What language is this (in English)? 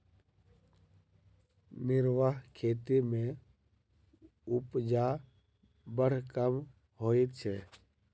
Maithili